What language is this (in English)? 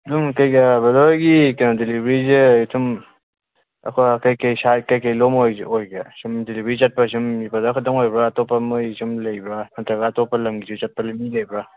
Manipuri